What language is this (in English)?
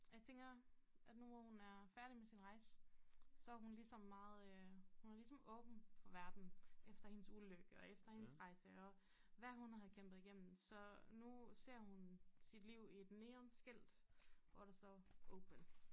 Danish